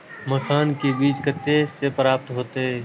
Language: Maithili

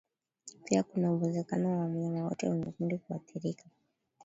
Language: Swahili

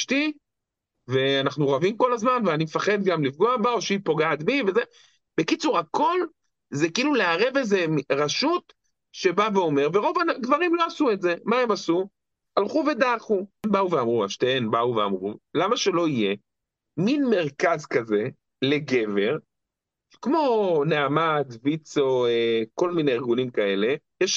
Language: Hebrew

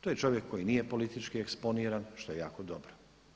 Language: Croatian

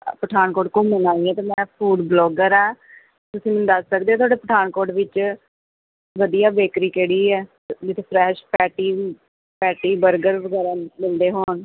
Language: Punjabi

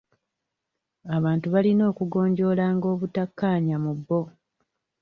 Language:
Ganda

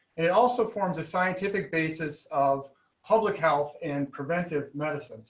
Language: English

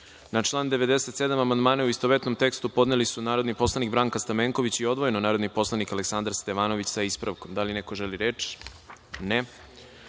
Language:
Serbian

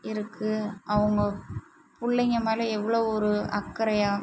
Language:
Tamil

